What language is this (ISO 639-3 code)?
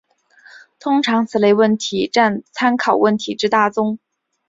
zho